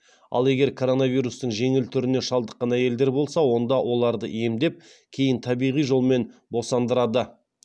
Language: Kazakh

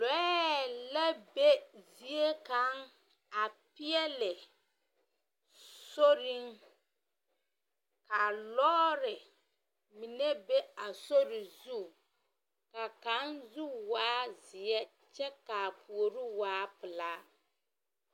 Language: Southern Dagaare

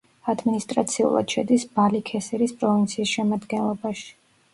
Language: Georgian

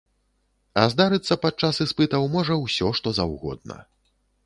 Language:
Belarusian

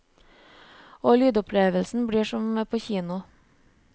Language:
Norwegian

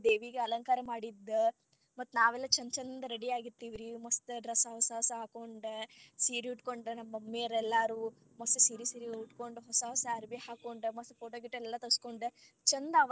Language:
Kannada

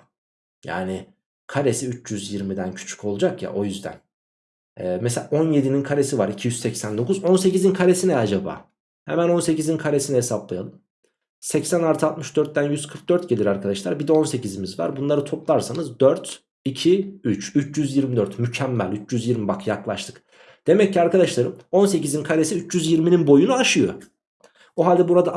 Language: Turkish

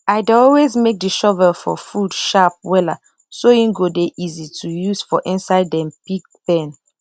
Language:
Nigerian Pidgin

